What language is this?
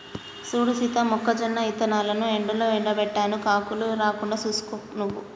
Telugu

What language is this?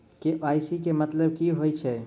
Maithili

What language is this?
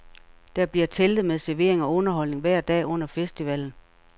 Danish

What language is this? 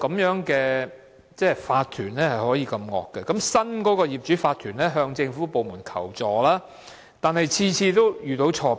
Cantonese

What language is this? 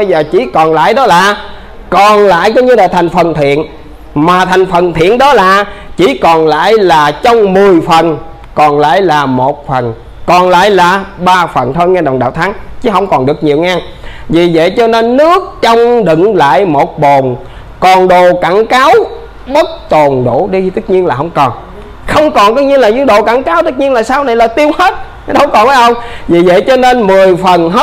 Vietnamese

